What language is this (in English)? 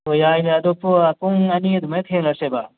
Manipuri